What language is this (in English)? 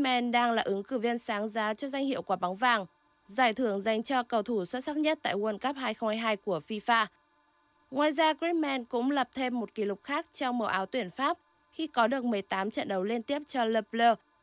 Vietnamese